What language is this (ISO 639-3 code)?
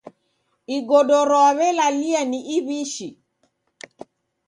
dav